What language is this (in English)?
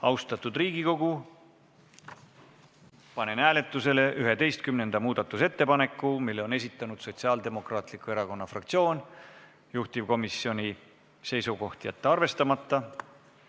Estonian